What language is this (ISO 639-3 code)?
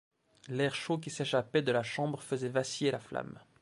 fra